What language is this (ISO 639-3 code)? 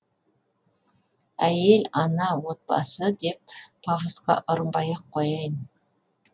kaz